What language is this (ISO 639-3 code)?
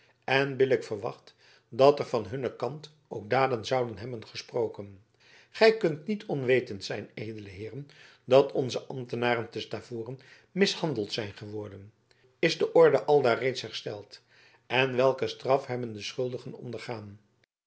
nld